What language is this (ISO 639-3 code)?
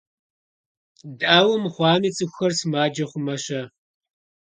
kbd